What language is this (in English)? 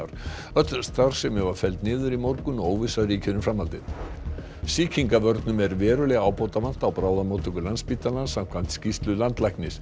Icelandic